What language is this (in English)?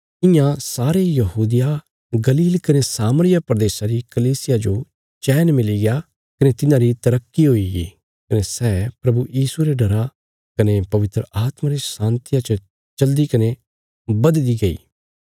Bilaspuri